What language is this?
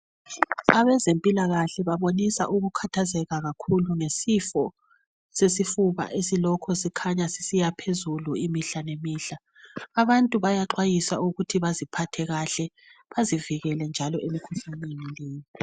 North Ndebele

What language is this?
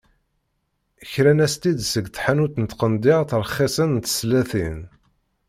Kabyle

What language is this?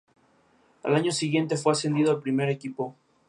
Spanish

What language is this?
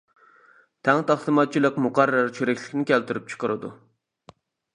Uyghur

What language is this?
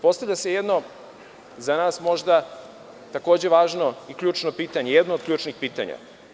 Serbian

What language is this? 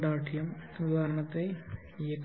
Tamil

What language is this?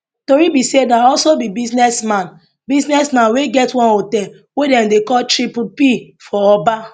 Nigerian Pidgin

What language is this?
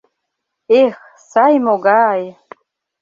Mari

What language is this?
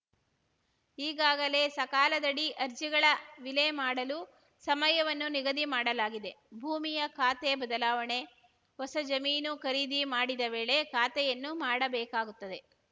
Kannada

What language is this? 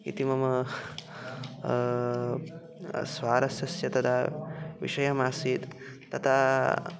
Sanskrit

